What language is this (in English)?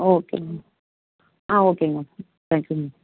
Tamil